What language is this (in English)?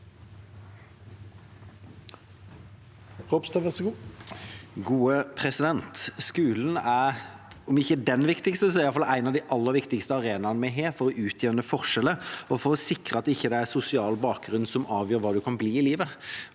Norwegian